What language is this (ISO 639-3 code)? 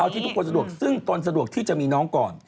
tha